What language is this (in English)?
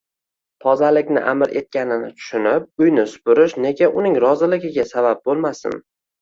Uzbek